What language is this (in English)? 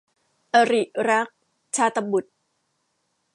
Thai